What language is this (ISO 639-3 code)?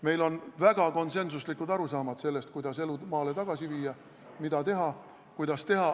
est